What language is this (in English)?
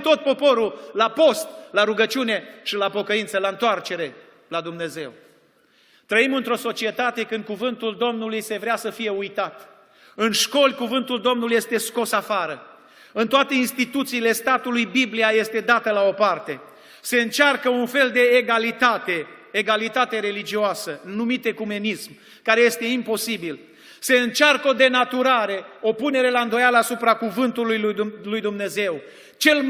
Romanian